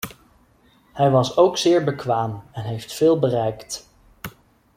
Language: Dutch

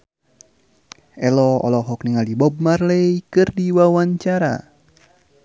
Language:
Sundanese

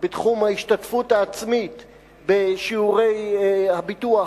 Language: Hebrew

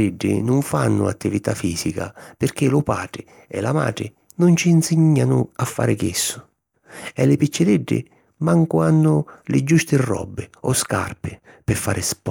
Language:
Sicilian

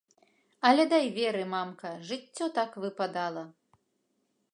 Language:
Belarusian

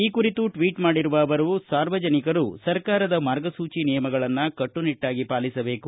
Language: Kannada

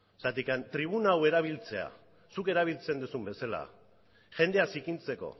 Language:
Basque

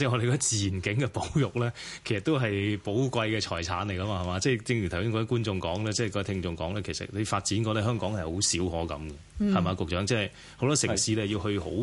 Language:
Chinese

